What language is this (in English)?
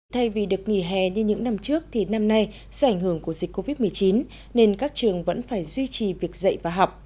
Vietnamese